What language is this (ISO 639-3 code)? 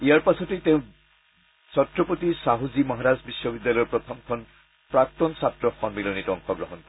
asm